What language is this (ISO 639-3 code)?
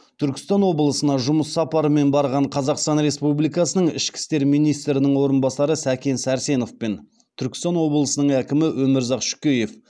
kaz